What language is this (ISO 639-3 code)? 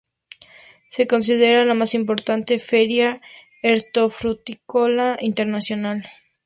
spa